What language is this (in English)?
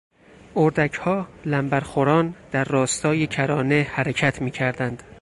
Persian